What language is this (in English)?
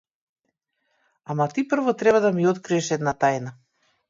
Macedonian